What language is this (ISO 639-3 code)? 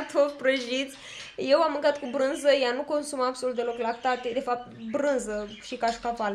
ron